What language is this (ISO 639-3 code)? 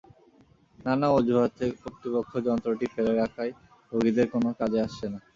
ben